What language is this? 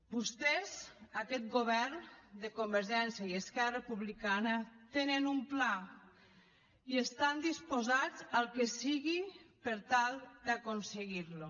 Catalan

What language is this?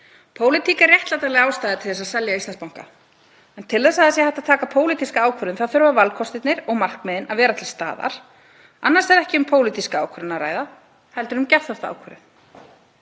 Icelandic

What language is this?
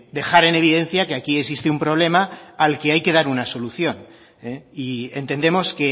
Spanish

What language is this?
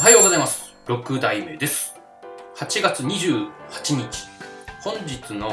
Japanese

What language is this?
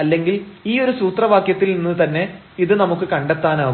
Malayalam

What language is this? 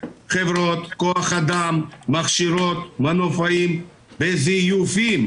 Hebrew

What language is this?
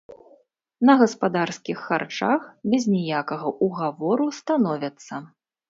Belarusian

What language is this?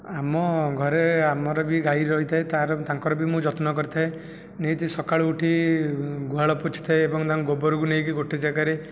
Odia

